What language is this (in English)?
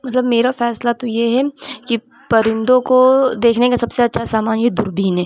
Urdu